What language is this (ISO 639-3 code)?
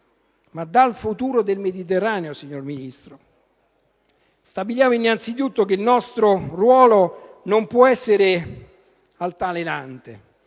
ita